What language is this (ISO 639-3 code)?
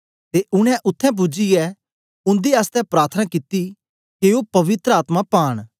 doi